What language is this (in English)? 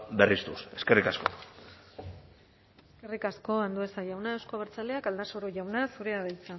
Basque